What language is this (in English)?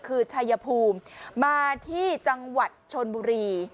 Thai